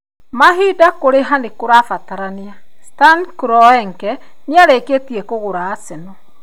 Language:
Kikuyu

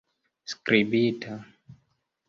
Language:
Esperanto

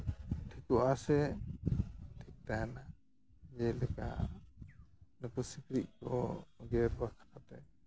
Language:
Santali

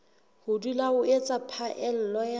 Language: Southern Sotho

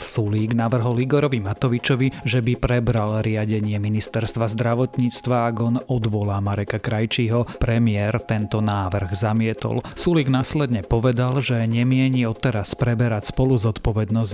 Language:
Slovak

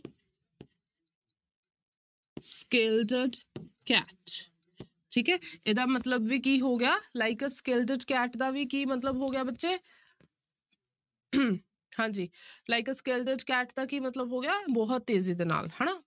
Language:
Punjabi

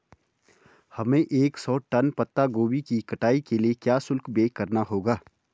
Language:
Hindi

